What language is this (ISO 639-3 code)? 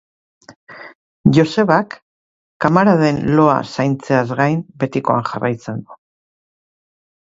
eus